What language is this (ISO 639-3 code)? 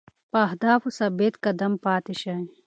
pus